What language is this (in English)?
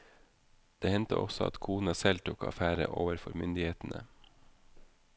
Norwegian